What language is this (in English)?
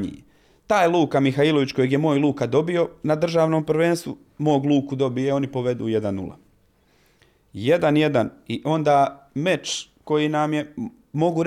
Croatian